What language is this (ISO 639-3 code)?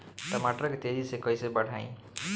bho